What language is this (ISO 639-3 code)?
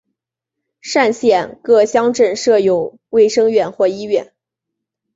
zho